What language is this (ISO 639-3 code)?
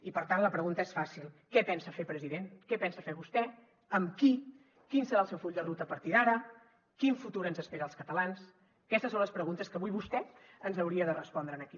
cat